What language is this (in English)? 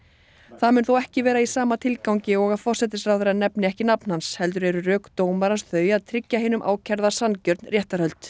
Icelandic